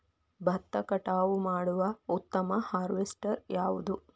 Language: Kannada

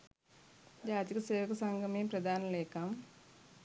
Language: Sinhala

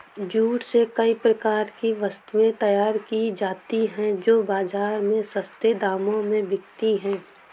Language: Hindi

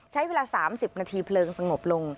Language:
Thai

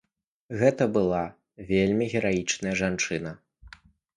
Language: Belarusian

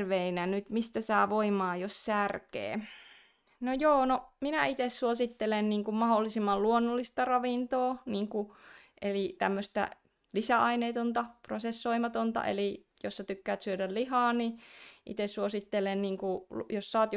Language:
Finnish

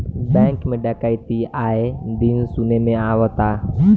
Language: Bhojpuri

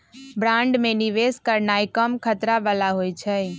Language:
Magahi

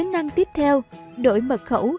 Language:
Vietnamese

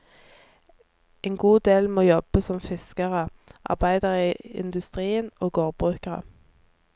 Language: Norwegian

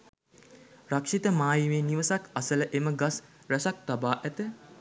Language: Sinhala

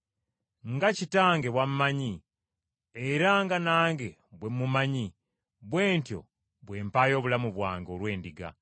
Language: Ganda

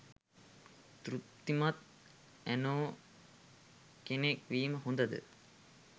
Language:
Sinhala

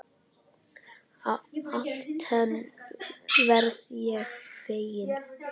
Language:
Icelandic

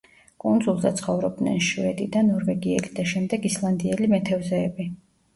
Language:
Georgian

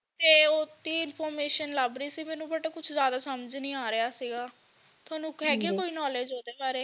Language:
Punjabi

